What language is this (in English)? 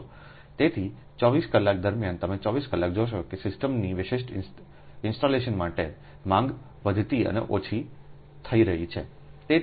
Gujarati